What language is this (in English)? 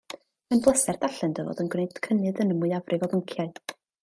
Welsh